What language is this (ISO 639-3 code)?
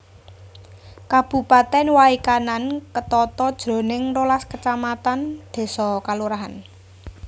jav